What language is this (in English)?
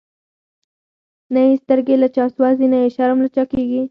Pashto